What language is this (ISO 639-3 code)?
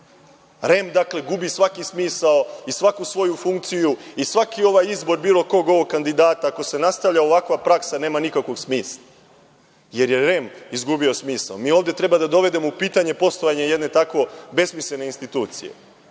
srp